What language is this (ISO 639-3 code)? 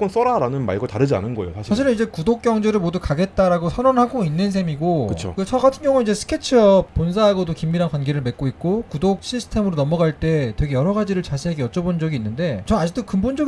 kor